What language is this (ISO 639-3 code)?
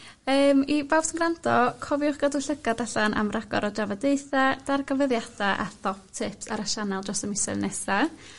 cym